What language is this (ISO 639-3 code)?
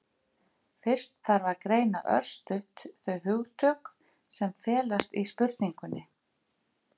isl